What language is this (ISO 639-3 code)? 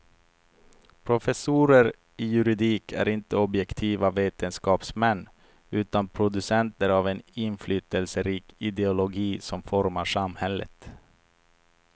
swe